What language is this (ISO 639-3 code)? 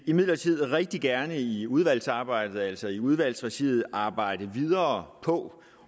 dan